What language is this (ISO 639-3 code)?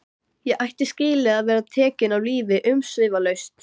isl